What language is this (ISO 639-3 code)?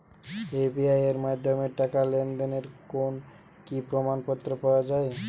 ben